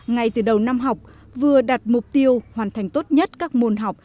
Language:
Vietnamese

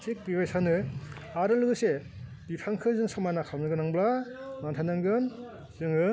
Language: Bodo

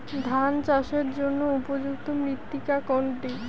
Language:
Bangla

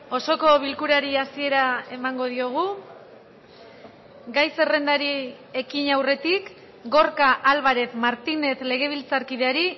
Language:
Basque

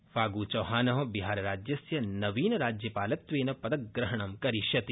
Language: Sanskrit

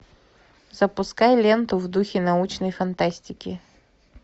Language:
Russian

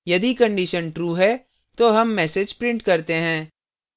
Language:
Hindi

